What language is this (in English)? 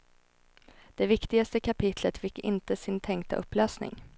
Swedish